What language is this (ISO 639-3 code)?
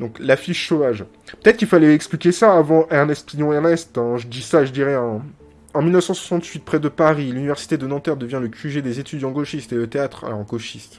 fra